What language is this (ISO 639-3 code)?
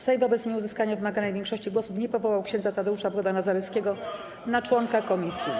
pol